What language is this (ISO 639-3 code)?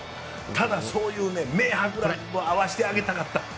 jpn